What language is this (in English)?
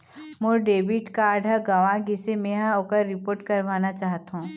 Chhattisgarhi